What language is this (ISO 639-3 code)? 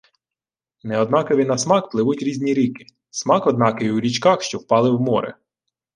ukr